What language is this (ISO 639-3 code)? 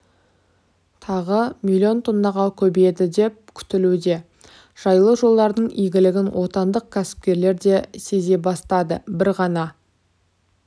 kaz